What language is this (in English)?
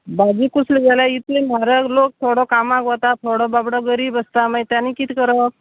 Konkani